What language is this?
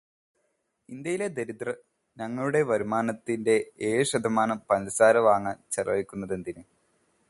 Malayalam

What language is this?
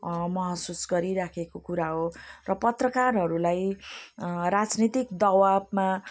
Nepali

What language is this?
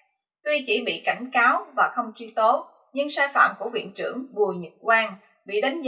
Vietnamese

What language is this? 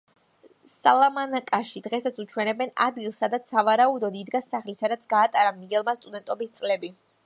Georgian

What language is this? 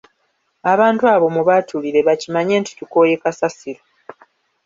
Ganda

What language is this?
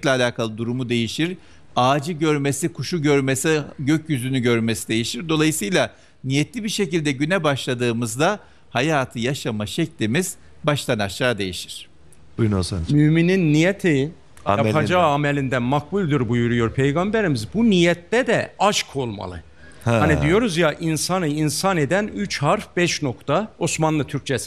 Turkish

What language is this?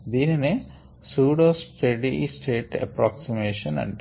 Telugu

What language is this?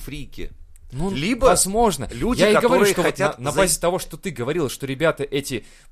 Russian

